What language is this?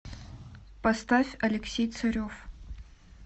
Russian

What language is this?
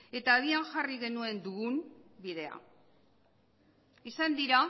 Basque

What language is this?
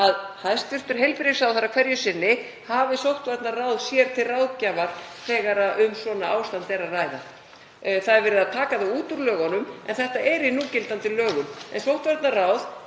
Icelandic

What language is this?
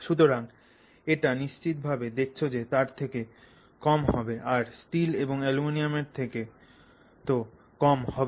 Bangla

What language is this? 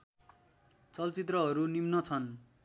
Nepali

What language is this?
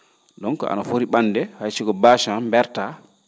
Fula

